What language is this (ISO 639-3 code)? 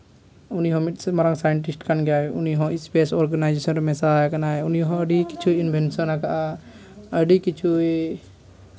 sat